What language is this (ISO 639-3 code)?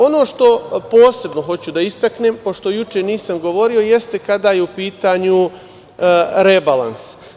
srp